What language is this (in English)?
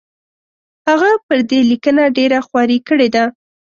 Pashto